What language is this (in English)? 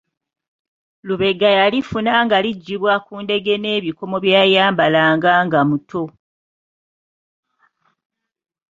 Ganda